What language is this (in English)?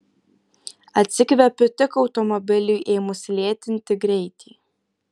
Lithuanian